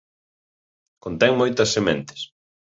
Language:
Galician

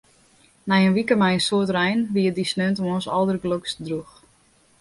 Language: Western Frisian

